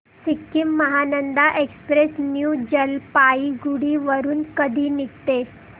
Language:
Marathi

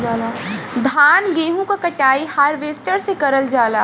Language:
Bhojpuri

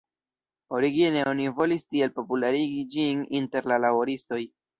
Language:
Esperanto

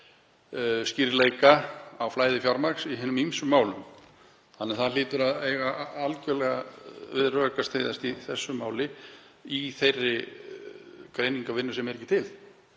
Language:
Icelandic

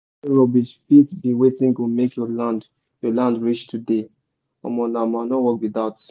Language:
Nigerian Pidgin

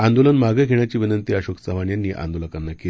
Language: Marathi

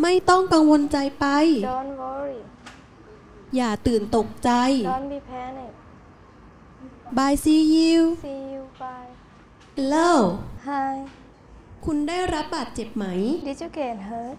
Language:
Thai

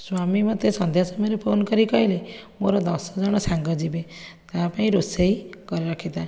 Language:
Odia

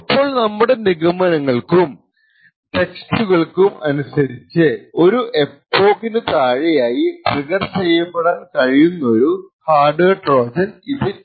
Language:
Malayalam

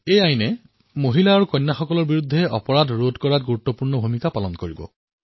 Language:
Assamese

